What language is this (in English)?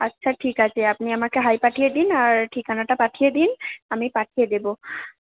Bangla